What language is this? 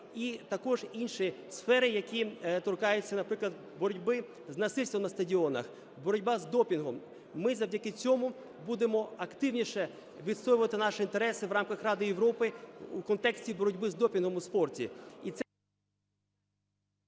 Ukrainian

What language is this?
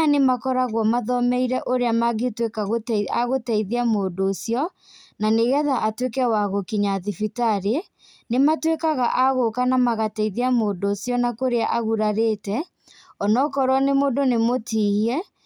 Kikuyu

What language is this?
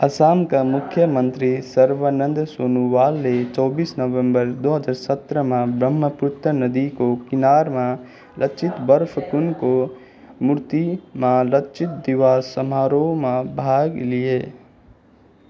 Nepali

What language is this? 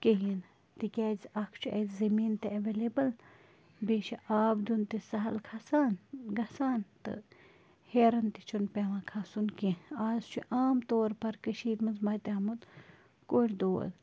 Kashmiri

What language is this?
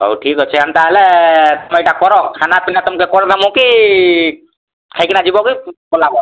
Odia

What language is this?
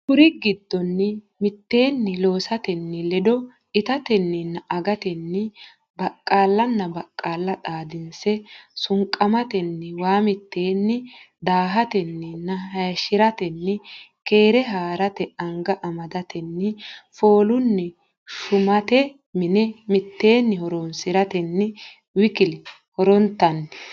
Sidamo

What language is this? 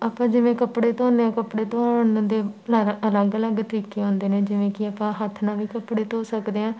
Punjabi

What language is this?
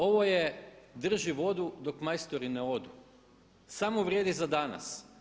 Croatian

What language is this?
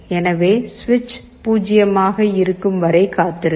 Tamil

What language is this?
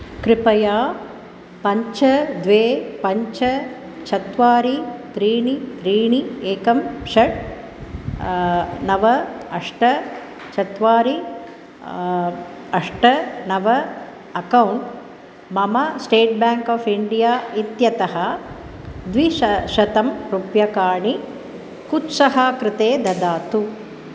Sanskrit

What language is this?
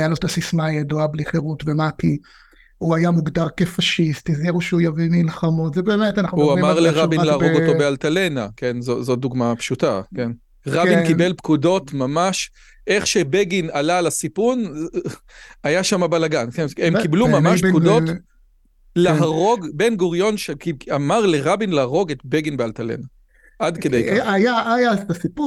Hebrew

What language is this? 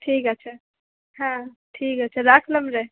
Bangla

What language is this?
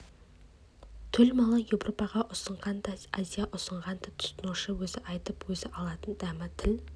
Kazakh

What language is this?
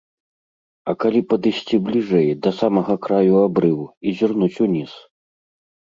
Belarusian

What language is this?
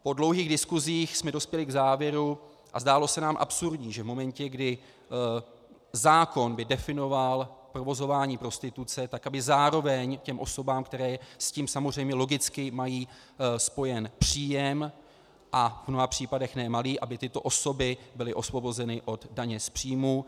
Czech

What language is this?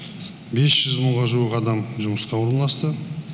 Kazakh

